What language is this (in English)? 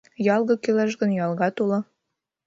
Mari